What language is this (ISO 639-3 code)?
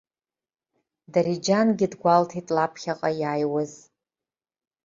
abk